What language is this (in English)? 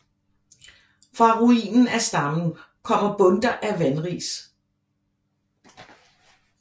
Danish